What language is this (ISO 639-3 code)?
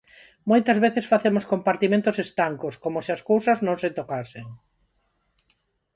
glg